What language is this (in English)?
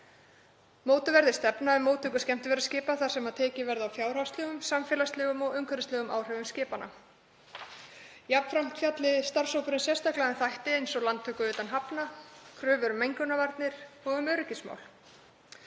Icelandic